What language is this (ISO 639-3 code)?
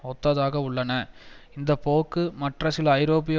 tam